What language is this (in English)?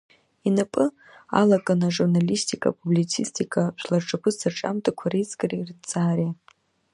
Abkhazian